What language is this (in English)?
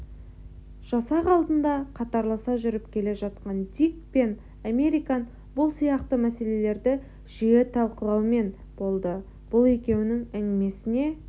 Kazakh